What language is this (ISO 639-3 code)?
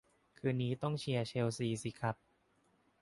tha